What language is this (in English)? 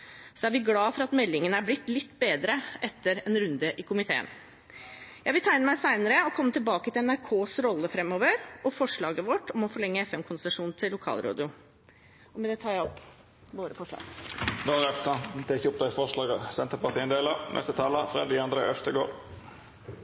Norwegian